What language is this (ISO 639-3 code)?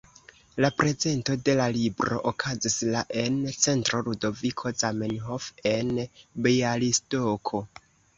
epo